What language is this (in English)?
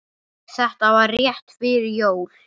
Icelandic